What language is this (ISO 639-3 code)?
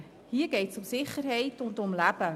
gsw